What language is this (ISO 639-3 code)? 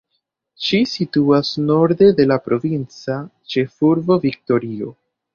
epo